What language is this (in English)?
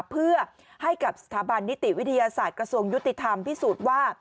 Thai